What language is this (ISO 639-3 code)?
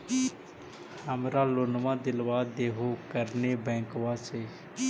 mag